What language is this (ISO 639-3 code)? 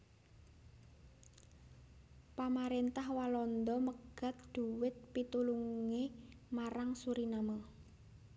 jav